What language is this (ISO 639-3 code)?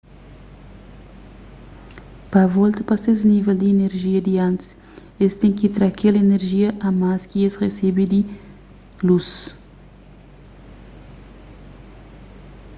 kea